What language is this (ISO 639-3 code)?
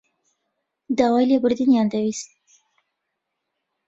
ckb